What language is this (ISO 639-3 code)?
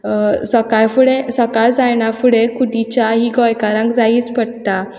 kok